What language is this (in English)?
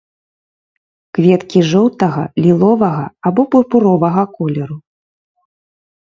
Belarusian